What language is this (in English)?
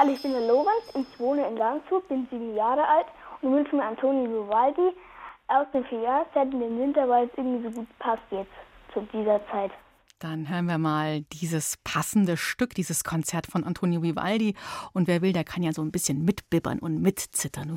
German